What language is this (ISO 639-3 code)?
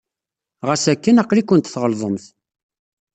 kab